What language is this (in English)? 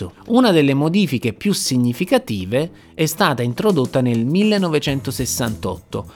Italian